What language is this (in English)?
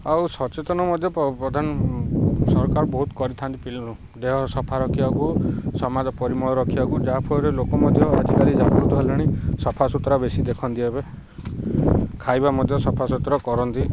Odia